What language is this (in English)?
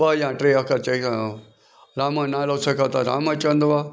Sindhi